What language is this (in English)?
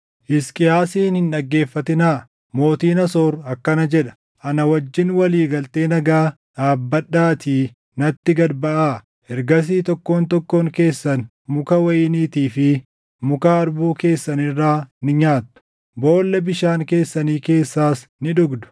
Oromo